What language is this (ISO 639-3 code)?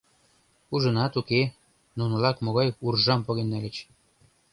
chm